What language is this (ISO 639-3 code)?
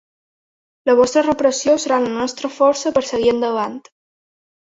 cat